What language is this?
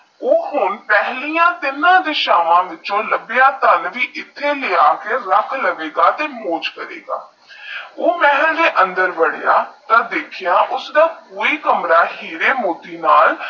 Punjabi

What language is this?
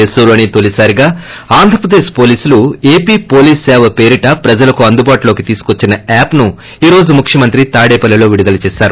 Telugu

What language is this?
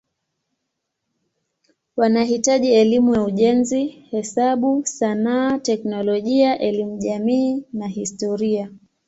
Swahili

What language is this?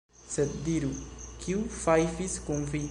Esperanto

